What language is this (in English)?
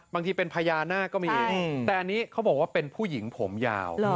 Thai